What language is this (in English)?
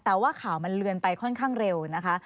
Thai